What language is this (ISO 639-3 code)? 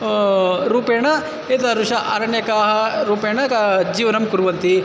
san